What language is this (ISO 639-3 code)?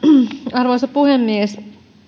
fin